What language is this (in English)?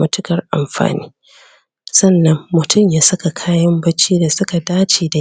Hausa